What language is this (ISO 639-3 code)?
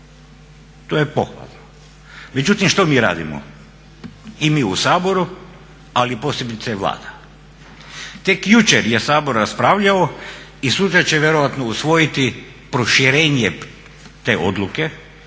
hrv